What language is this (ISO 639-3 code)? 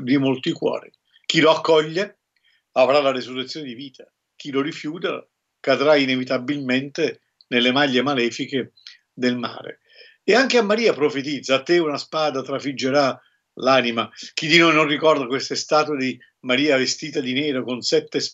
ita